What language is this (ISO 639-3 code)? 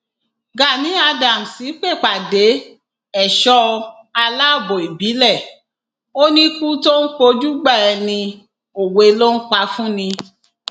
yor